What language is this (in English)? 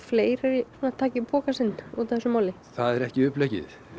Icelandic